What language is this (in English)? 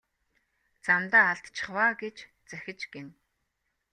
Mongolian